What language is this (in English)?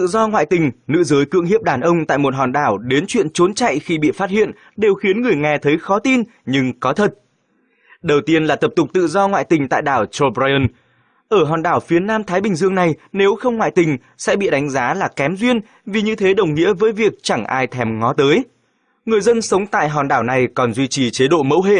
Vietnamese